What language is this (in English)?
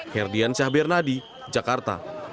Indonesian